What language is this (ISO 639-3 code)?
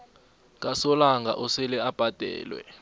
nbl